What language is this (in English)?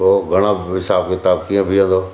Sindhi